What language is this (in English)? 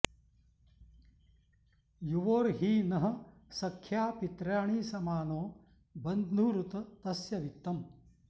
Sanskrit